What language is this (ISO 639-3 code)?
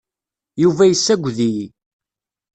kab